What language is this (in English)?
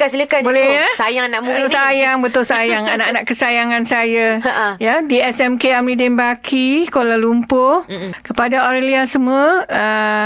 Malay